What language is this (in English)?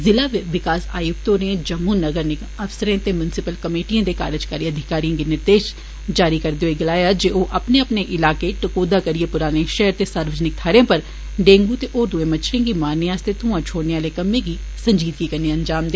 Dogri